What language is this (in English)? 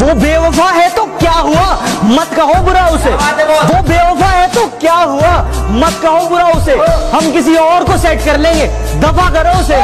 Hindi